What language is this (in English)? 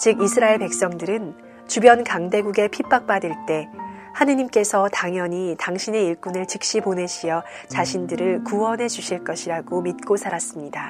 Korean